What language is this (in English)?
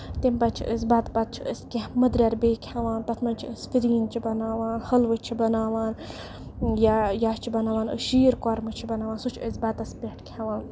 Kashmiri